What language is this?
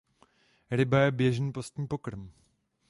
Czech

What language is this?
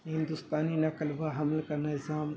Urdu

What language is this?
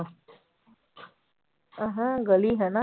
Punjabi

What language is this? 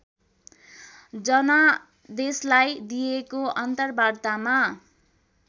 Nepali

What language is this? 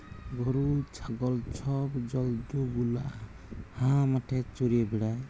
Bangla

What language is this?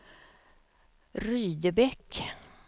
Swedish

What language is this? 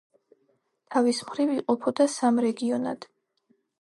Georgian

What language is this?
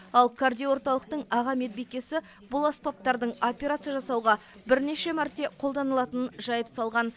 Kazakh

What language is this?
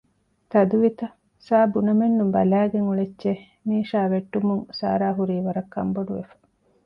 Divehi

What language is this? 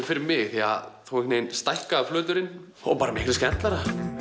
Icelandic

